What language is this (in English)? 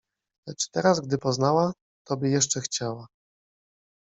Polish